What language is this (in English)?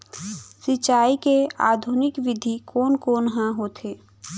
Chhattisgarhi